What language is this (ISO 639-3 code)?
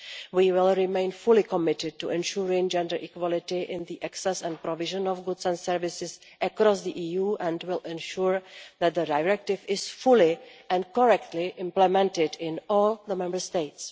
eng